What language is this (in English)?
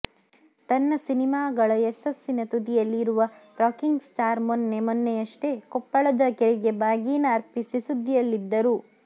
Kannada